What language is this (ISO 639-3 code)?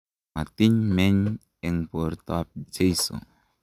kln